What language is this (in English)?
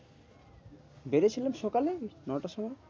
Bangla